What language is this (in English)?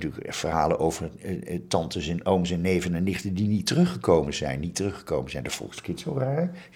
Dutch